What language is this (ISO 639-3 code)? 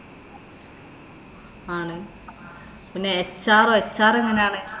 mal